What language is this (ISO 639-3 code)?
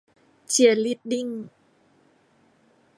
tha